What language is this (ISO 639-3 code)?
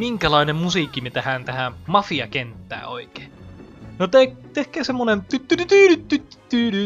fin